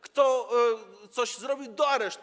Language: Polish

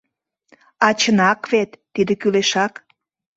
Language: Mari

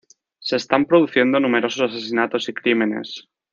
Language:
Spanish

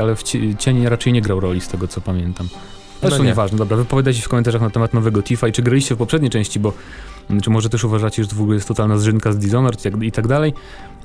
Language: Polish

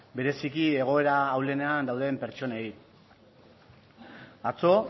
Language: Basque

